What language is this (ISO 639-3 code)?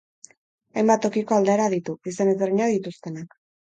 eus